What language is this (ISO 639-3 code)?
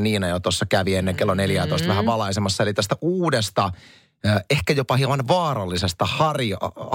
fin